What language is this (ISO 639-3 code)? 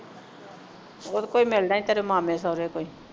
pan